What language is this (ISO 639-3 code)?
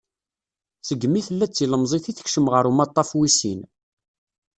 kab